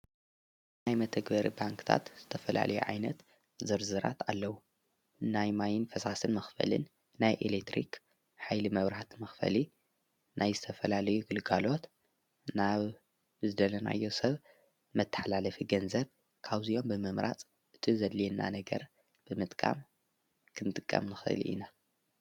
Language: Tigrinya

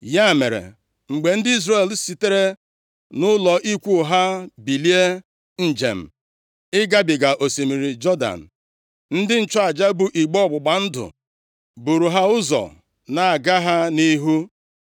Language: Igbo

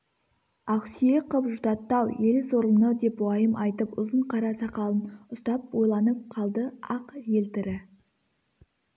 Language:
Kazakh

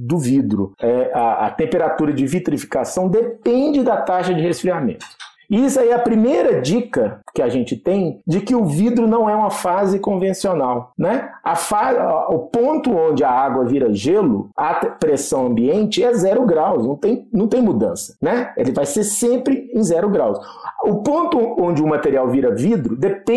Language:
Portuguese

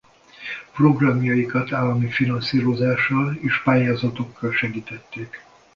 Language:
Hungarian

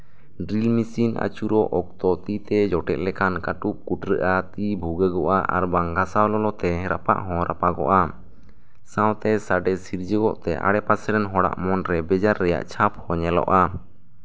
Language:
Santali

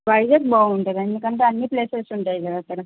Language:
Telugu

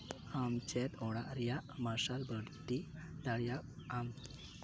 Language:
Santali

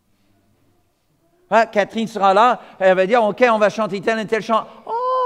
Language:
French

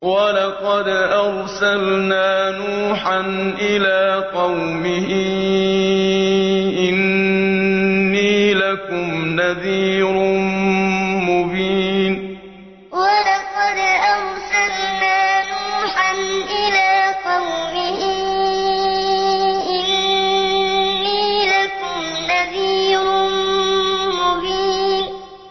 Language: Arabic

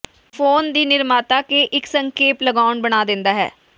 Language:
Punjabi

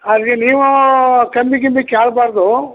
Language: Kannada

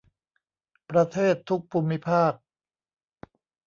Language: Thai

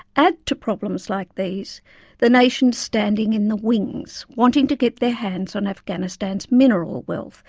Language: English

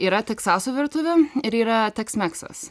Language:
Lithuanian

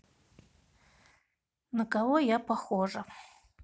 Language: Russian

